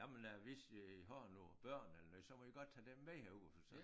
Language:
Danish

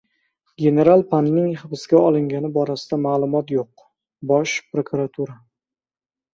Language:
Uzbek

